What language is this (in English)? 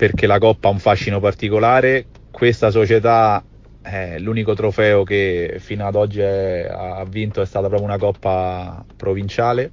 Italian